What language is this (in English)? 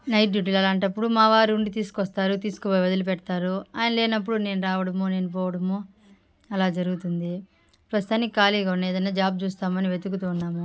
Telugu